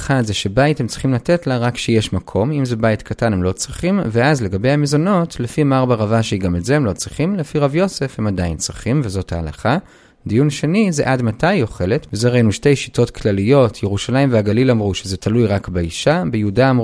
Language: Hebrew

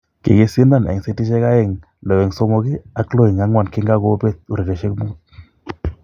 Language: Kalenjin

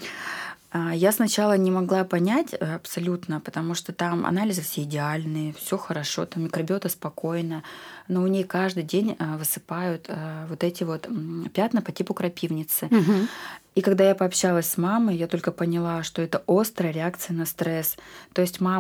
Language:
Russian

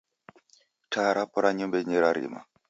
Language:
Taita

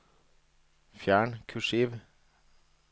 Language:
Norwegian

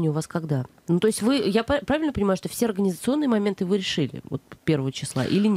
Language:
Russian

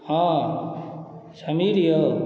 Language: Maithili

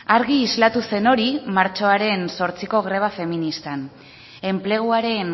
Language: Basque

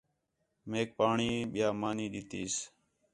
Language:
Khetrani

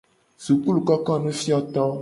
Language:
Gen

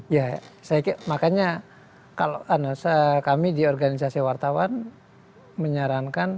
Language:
Indonesian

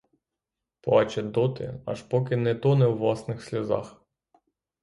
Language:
Ukrainian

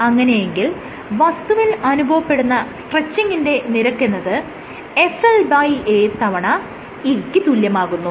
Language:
Malayalam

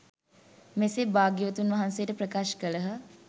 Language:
Sinhala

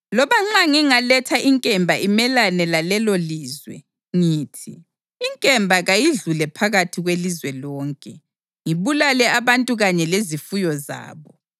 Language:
North Ndebele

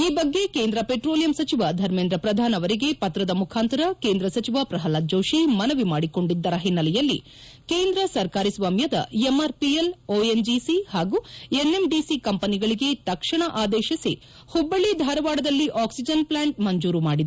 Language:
Kannada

